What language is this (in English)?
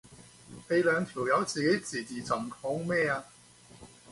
Cantonese